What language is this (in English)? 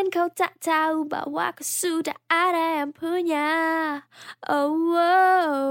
Indonesian